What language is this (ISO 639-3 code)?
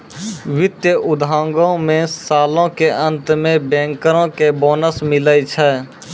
mai